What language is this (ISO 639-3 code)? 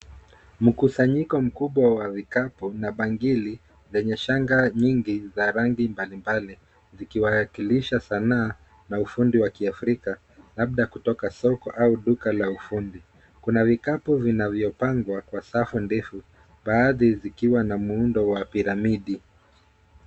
swa